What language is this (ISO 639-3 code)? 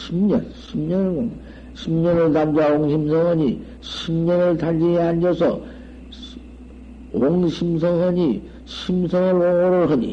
kor